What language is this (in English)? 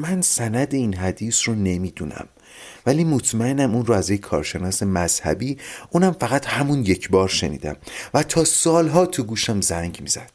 Persian